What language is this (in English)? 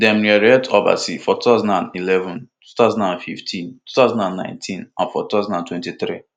Nigerian Pidgin